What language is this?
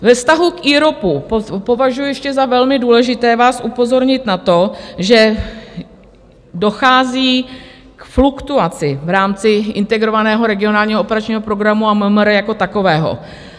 Czech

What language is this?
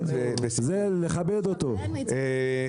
Hebrew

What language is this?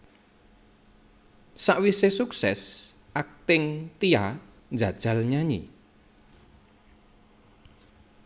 Javanese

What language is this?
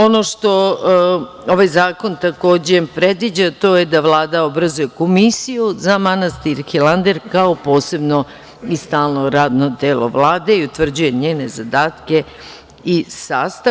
Serbian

